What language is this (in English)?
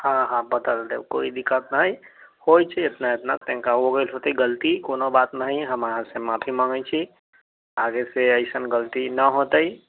Maithili